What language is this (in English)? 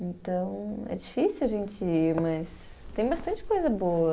Portuguese